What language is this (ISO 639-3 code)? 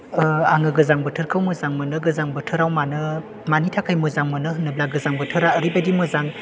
brx